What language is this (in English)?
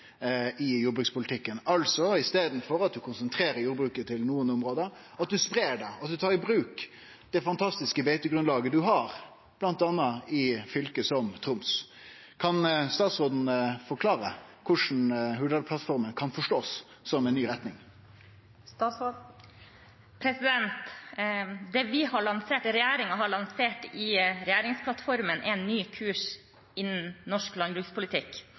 Norwegian